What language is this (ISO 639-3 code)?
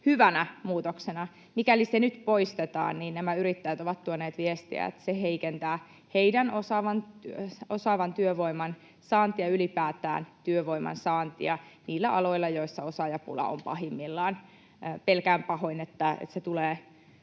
fin